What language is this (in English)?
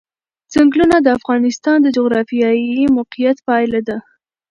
Pashto